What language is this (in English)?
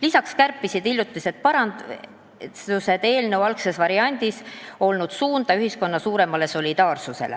Estonian